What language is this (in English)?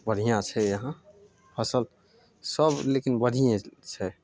Maithili